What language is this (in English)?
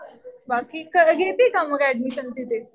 Marathi